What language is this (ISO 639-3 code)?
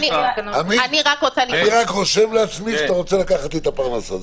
heb